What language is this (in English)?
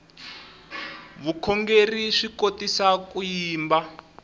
Tsonga